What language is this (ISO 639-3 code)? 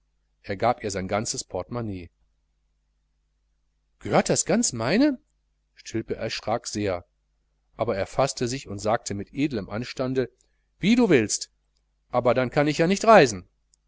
deu